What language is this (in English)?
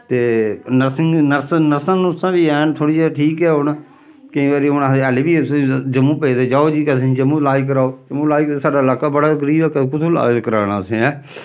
Dogri